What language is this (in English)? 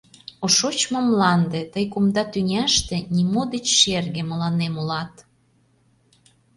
Mari